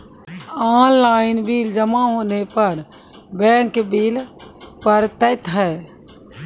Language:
Maithili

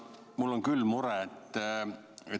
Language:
Estonian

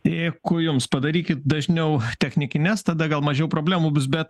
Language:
Lithuanian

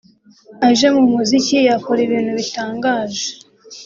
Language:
Kinyarwanda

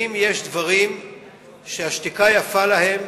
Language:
Hebrew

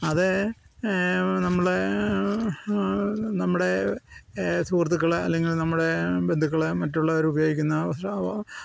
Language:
Malayalam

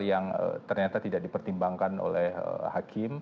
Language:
Indonesian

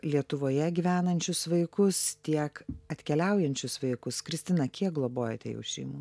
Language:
Lithuanian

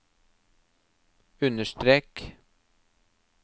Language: Norwegian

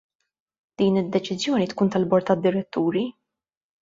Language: Maltese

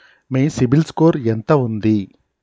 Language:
Telugu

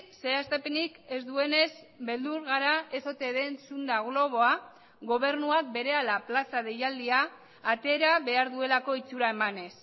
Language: Basque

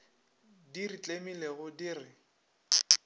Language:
Northern Sotho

